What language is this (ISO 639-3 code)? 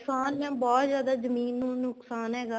pan